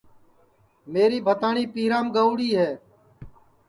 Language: Sansi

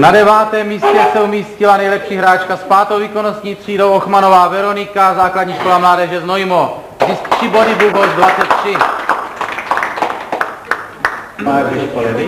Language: Czech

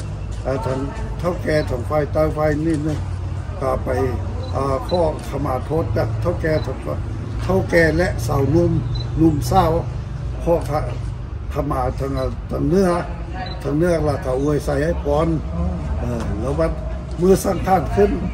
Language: Thai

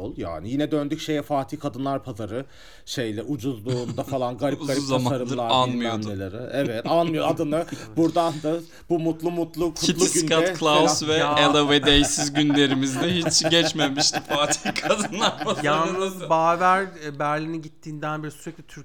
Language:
Turkish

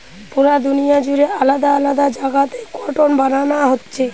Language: Bangla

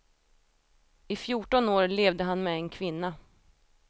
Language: Swedish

